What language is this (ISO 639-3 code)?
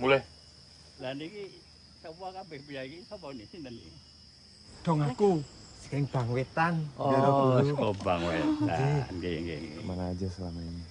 ind